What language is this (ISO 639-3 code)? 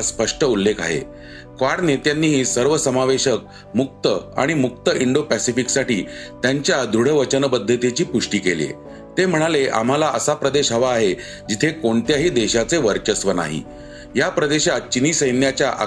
mar